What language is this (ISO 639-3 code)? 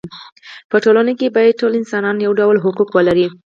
pus